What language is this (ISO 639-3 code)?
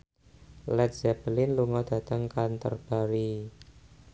jav